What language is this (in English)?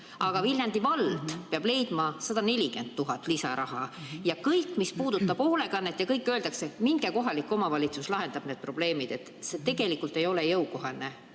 Estonian